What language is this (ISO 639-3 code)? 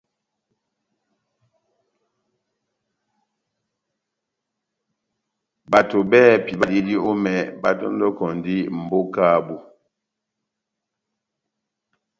bnm